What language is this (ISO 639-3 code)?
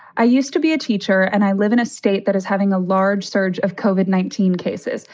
eng